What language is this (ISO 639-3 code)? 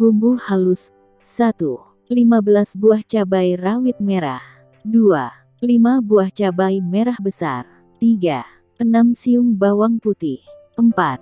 ind